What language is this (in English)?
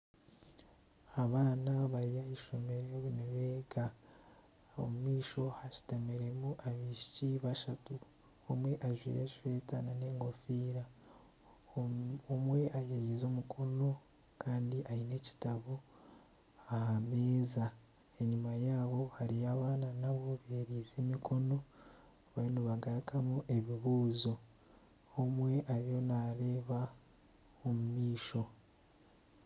Nyankole